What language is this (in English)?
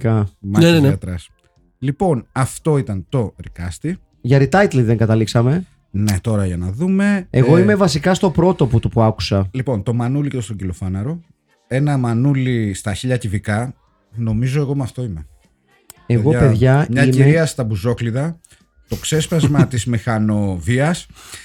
Greek